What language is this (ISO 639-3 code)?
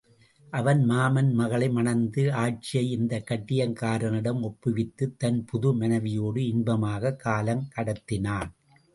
tam